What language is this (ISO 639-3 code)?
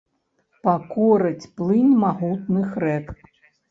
bel